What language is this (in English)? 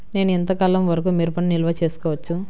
Telugu